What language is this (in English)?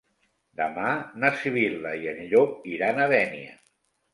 Catalan